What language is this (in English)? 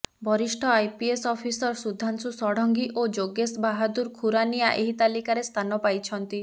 Odia